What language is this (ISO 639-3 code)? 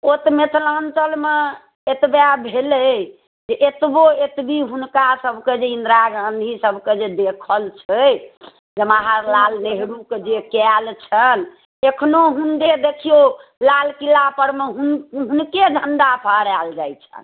mai